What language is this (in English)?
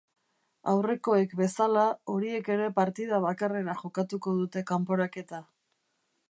Basque